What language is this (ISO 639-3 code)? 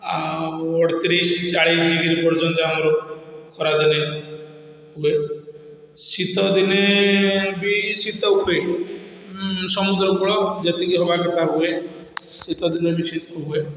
ori